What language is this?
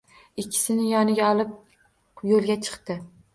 Uzbek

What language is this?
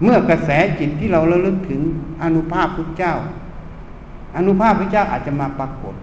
Thai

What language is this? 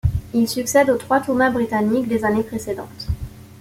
French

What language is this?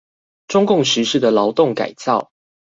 Chinese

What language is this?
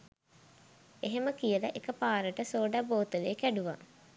Sinhala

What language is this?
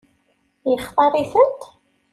Kabyle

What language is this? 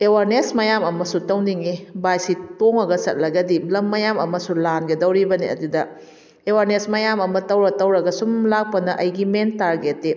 Manipuri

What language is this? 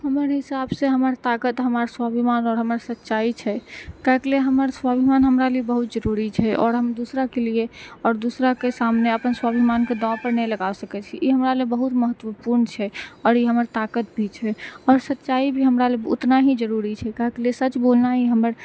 Maithili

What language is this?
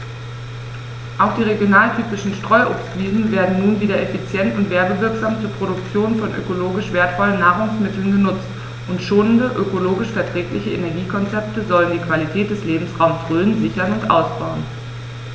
German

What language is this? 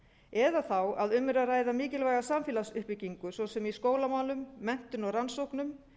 Icelandic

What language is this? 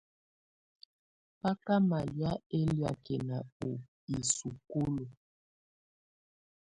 Tunen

